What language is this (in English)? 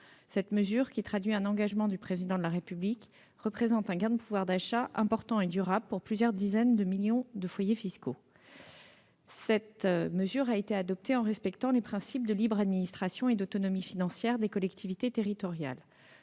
French